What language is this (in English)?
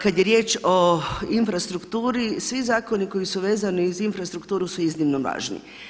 Croatian